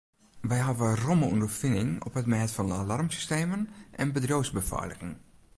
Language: Western Frisian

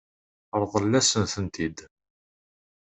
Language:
Kabyle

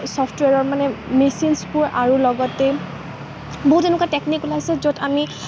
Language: Assamese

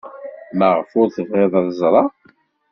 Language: Kabyle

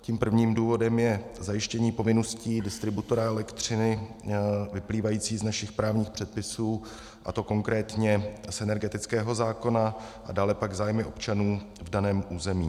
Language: Czech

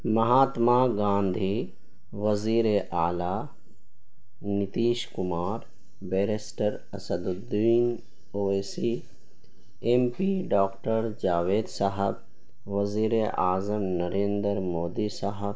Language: Urdu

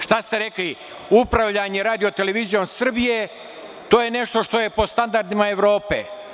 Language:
Serbian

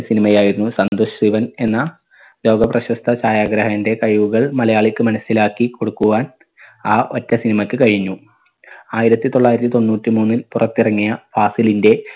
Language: Malayalam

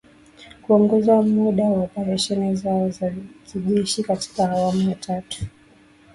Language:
Swahili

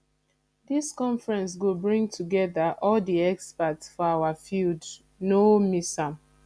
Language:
Nigerian Pidgin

